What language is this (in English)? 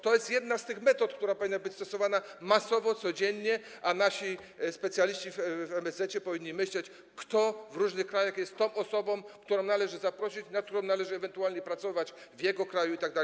Polish